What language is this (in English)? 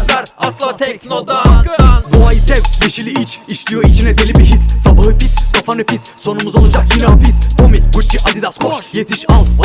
Turkish